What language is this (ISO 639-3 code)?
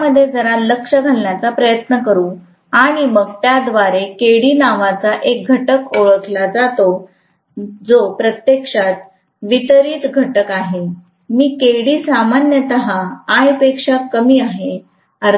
mar